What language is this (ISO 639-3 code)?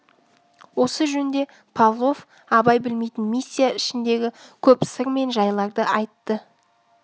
kaz